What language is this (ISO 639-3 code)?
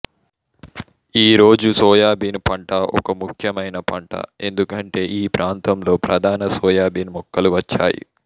tel